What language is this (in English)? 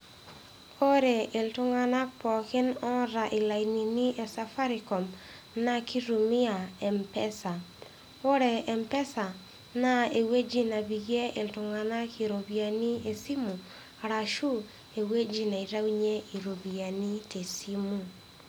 Masai